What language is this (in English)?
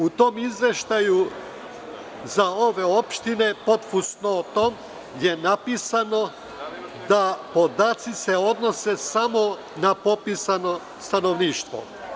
Serbian